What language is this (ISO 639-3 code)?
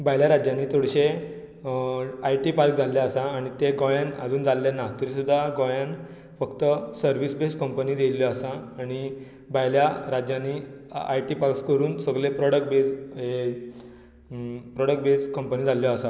kok